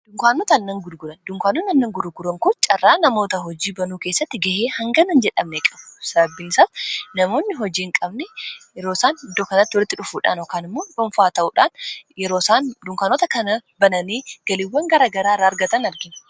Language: Oromo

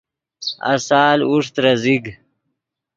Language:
Yidgha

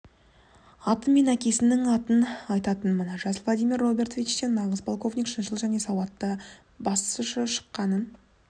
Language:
Kazakh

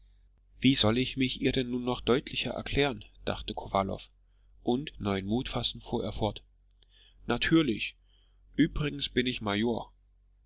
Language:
German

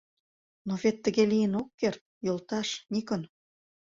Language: Mari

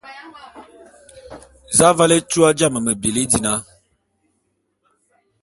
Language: Bulu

